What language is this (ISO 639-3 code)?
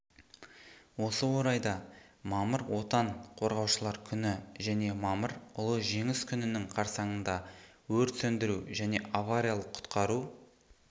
kaz